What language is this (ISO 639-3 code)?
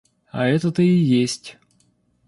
rus